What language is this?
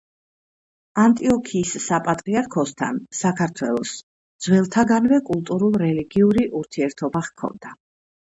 Georgian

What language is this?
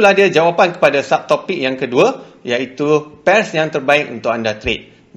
Malay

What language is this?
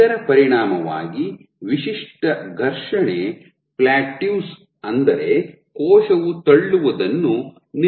Kannada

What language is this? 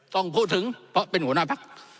Thai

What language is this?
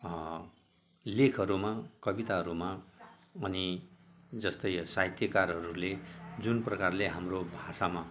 Nepali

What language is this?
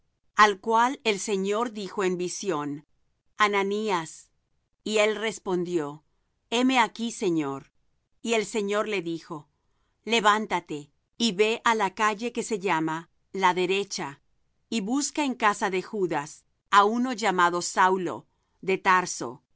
Spanish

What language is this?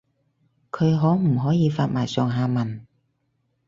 Cantonese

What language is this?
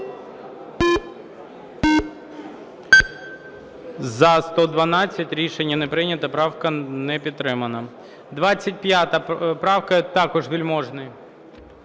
Ukrainian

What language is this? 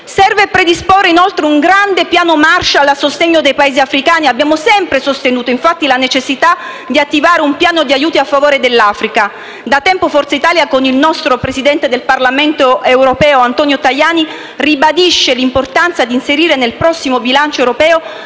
Italian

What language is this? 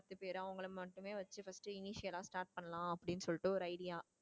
Tamil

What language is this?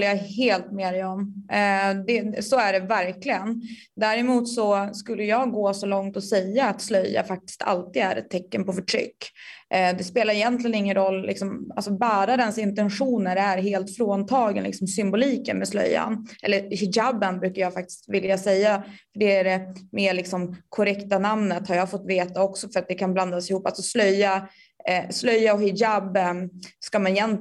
Swedish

